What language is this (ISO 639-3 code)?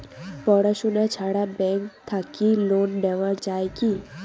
ben